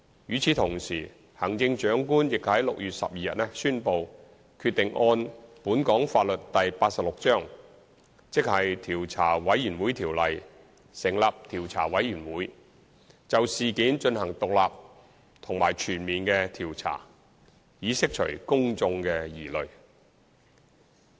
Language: Cantonese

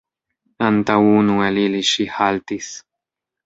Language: Esperanto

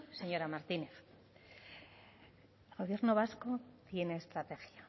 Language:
Spanish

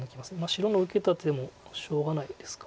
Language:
Japanese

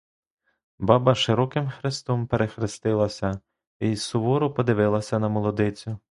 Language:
Ukrainian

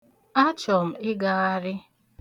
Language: Igbo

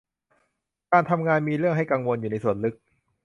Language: Thai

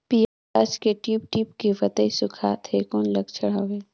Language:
Chhattisgarhi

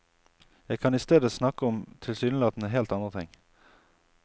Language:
Norwegian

